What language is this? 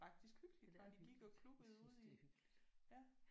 Danish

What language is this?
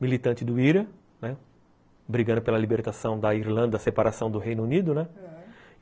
Portuguese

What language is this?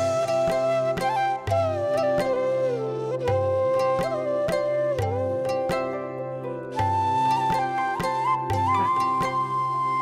Bangla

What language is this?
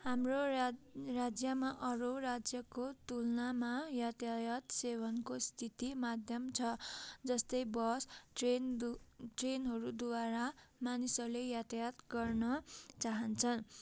Nepali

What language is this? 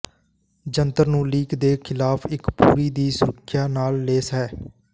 Punjabi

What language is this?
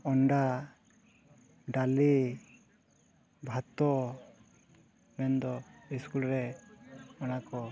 Santali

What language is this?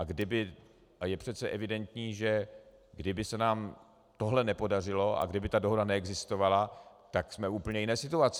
Czech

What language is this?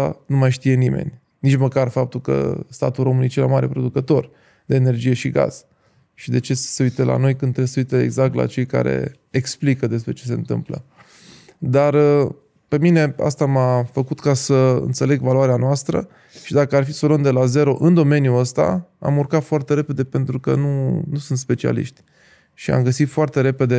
Romanian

